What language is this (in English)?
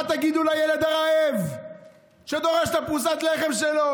Hebrew